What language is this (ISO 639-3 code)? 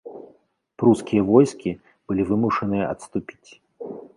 bel